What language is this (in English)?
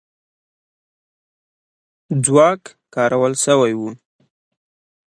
Pashto